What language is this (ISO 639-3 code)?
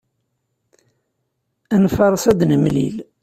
kab